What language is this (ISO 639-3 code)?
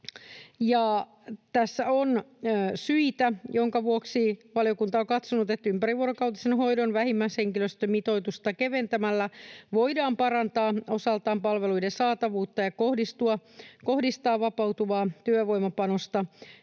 fin